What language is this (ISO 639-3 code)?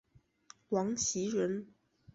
zho